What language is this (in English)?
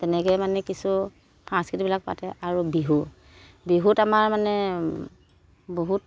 Assamese